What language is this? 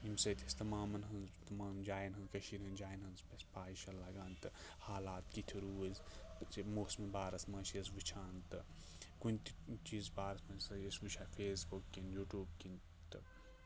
Kashmiri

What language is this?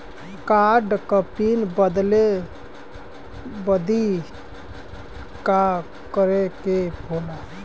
Bhojpuri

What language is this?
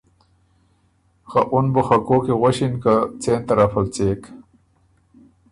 Ormuri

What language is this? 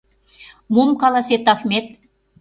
Mari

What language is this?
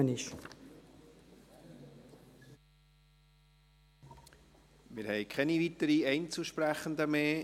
Swiss German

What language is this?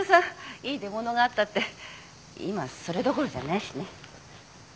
Japanese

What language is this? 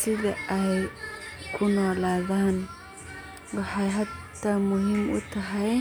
Somali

